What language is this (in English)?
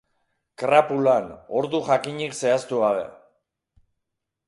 Basque